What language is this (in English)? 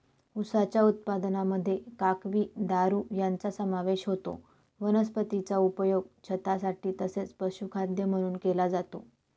Marathi